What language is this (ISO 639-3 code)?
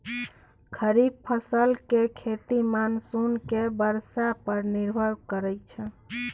mai